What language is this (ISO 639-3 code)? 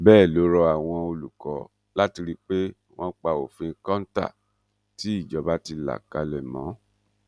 yor